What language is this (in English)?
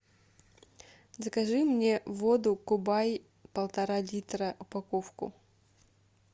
Russian